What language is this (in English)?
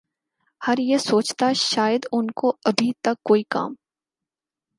Urdu